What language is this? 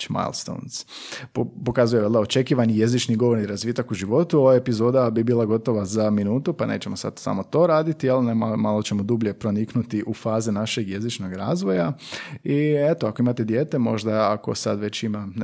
Croatian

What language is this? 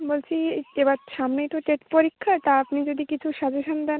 Bangla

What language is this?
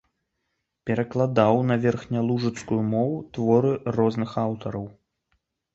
Belarusian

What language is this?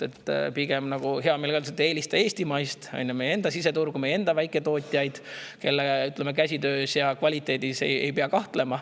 Estonian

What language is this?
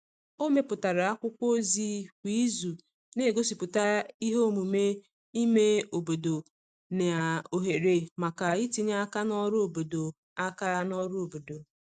Igbo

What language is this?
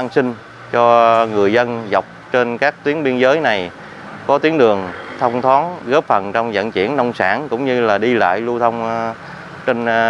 Vietnamese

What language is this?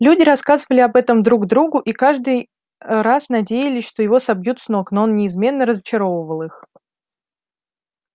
Russian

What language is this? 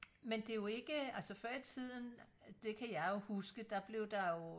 Danish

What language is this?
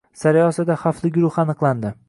Uzbek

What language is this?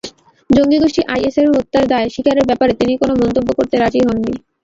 Bangla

